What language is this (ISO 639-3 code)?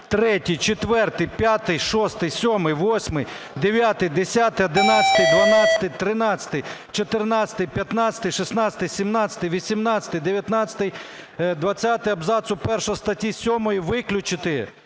ukr